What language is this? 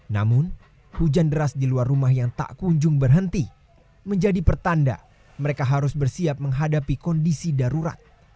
Indonesian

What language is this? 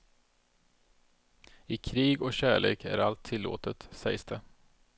Swedish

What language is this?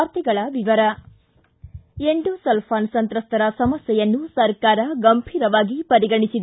Kannada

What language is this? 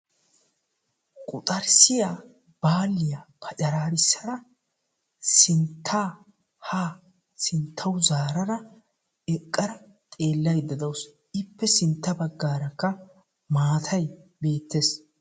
Wolaytta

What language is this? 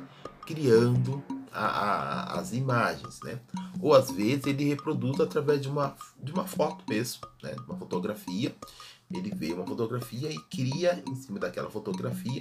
Portuguese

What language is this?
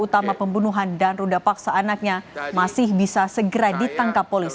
Indonesian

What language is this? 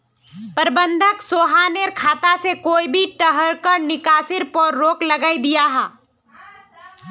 Magahi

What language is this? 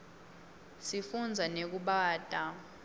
Swati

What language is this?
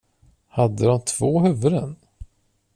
Swedish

